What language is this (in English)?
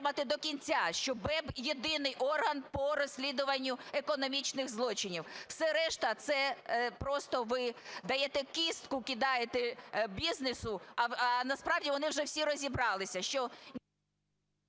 Ukrainian